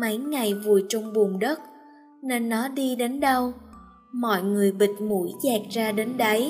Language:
Vietnamese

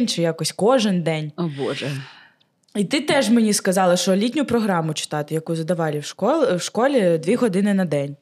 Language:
Ukrainian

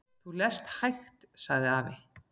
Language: Icelandic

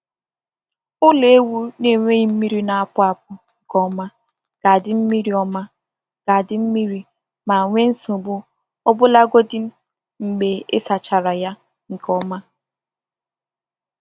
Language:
Igbo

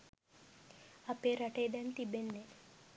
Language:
Sinhala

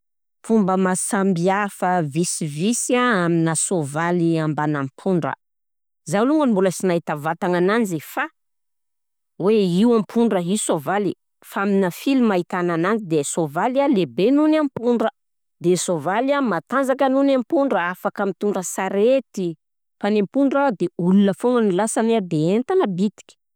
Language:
Southern Betsimisaraka Malagasy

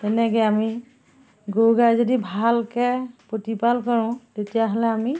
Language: Assamese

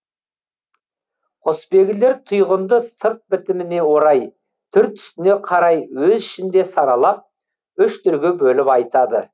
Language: Kazakh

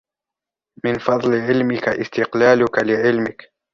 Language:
Arabic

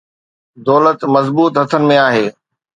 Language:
Sindhi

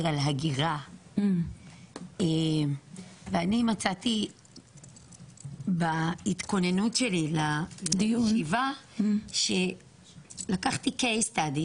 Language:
Hebrew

